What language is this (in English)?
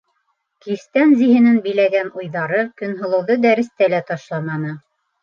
Bashkir